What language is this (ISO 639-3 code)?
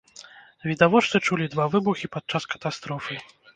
bel